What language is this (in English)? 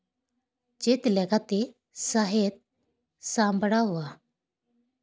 Santali